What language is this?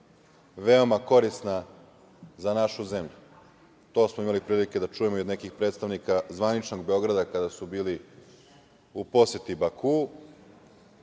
Serbian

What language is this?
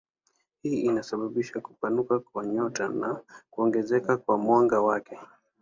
Swahili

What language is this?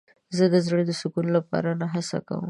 Pashto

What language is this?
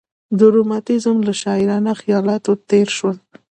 Pashto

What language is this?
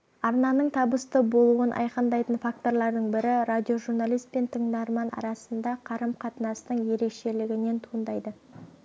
Kazakh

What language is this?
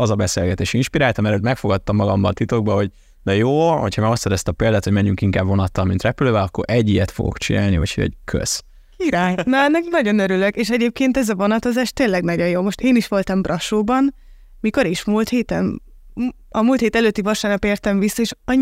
Hungarian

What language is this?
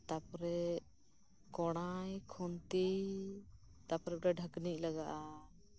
Santali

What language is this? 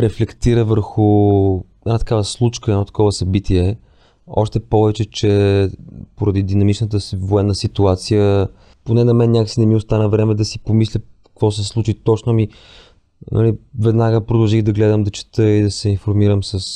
Bulgarian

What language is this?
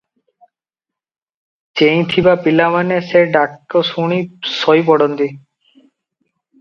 Odia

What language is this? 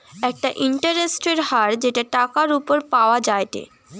Bangla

